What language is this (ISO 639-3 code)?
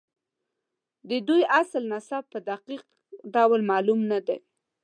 pus